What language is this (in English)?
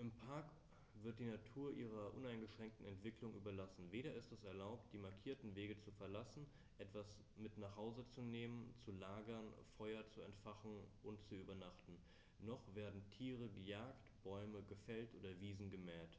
German